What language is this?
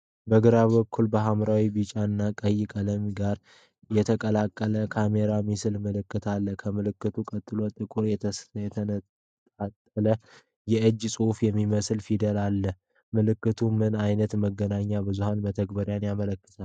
Amharic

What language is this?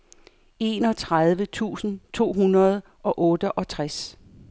Danish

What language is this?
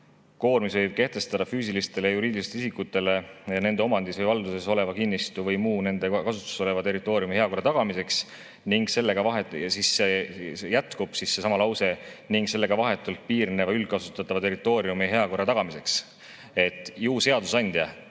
Estonian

